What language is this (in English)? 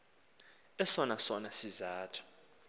Xhosa